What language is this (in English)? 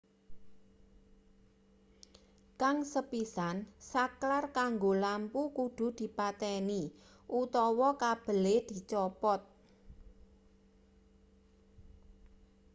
Javanese